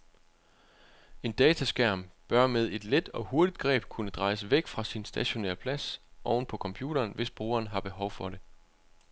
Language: Danish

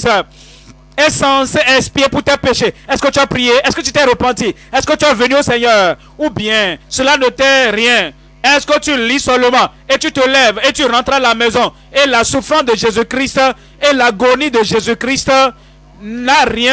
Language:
French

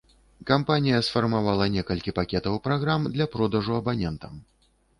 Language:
Belarusian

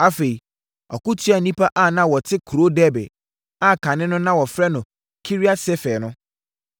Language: Akan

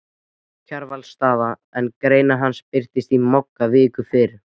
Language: Icelandic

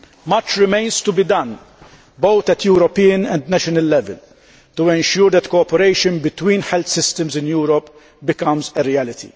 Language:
English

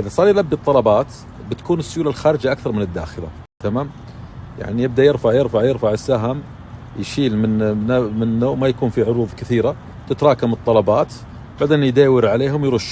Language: Arabic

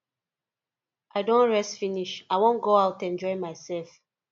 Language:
Nigerian Pidgin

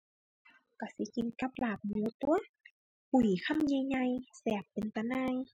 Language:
Thai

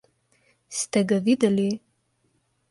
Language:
Slovenian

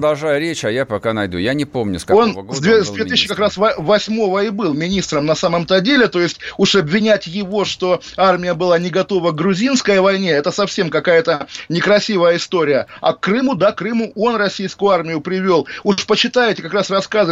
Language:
Russian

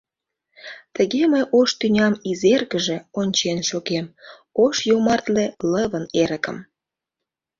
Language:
Mari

